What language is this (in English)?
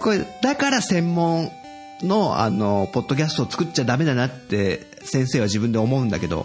Japanese